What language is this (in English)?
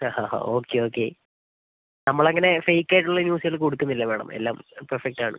Malayalam